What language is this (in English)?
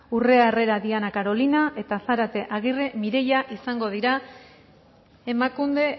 Basque